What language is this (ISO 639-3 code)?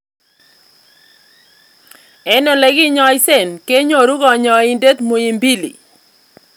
kln